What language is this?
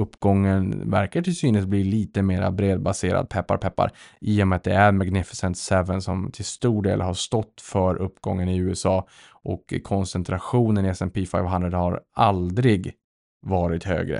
Swedish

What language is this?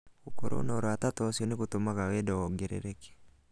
Kikuyu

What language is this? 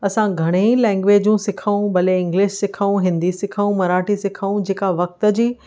Sindhi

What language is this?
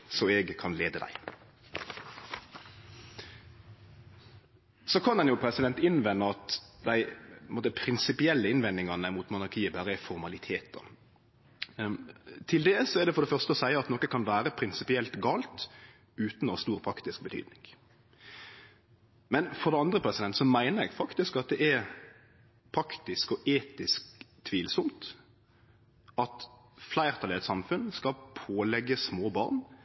Norwegian Nynorsk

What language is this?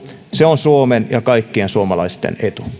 Finnish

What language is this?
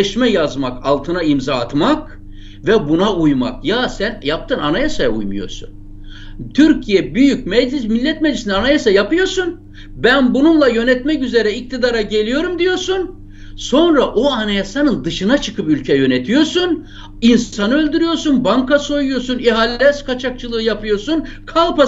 Turkish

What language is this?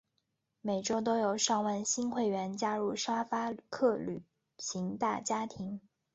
Chinese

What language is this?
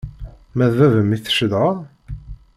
Kabyle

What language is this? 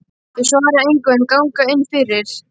Icelandic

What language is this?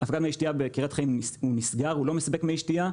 Hebrew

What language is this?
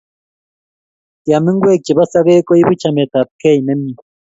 Kalenjin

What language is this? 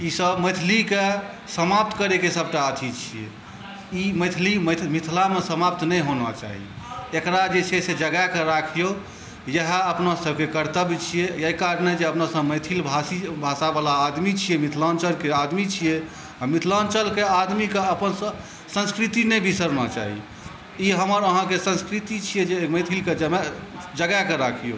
Maithili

